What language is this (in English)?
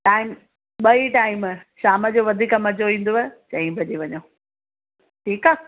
Sindhi